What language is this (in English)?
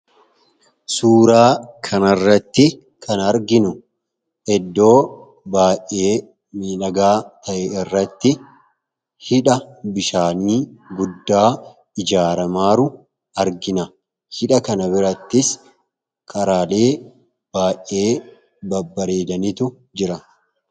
Oromo